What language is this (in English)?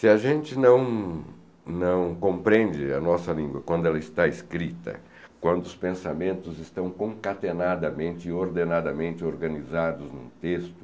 Portuguese